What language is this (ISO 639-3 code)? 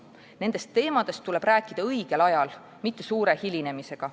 est